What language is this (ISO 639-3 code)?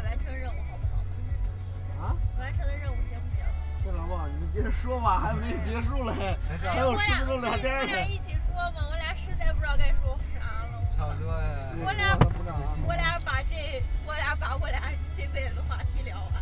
zho